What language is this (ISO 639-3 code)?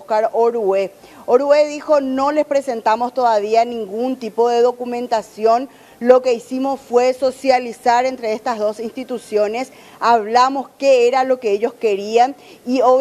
spa